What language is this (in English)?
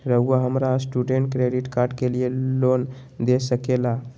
Magahi